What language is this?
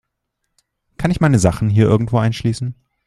German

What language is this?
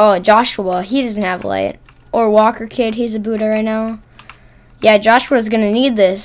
English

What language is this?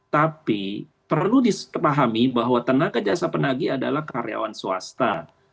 Indonesian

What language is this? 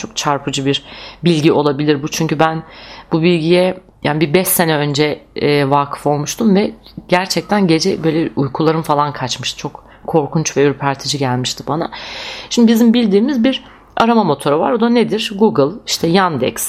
Turkish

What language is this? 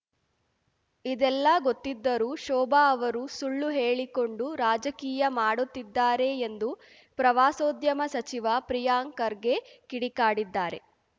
Kannada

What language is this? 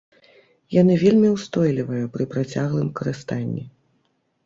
Belarusian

